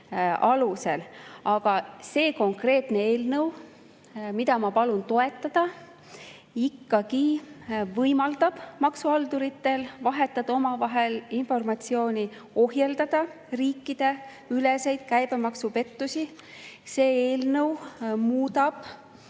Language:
Estonian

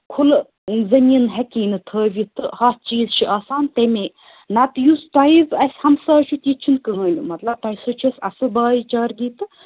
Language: Kashmiri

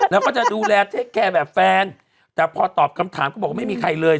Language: Thai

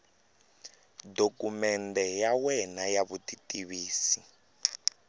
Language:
Tsonga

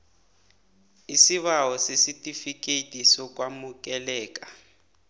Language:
South Ndebele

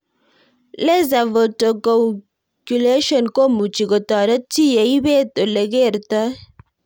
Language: Kalenjin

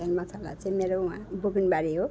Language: Nepali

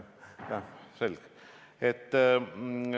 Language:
Estonian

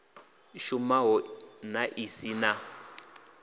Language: Venda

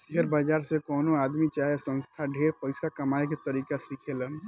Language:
Bhojpuri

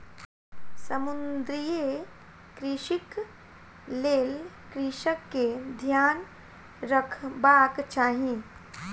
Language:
Maithili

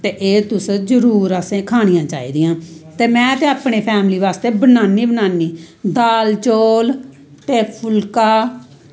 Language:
Dogri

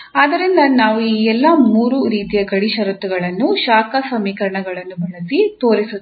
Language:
Kannada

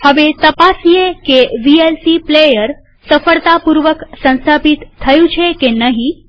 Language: Gujarati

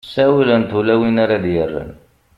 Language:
Kabyle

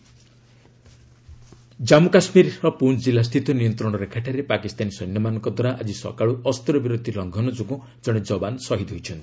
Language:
Odia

